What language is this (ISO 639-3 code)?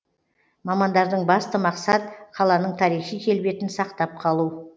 kaz